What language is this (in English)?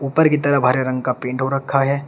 Hindi